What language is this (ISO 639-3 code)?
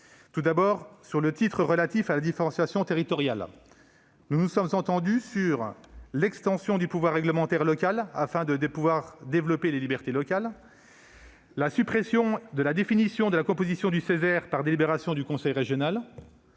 fra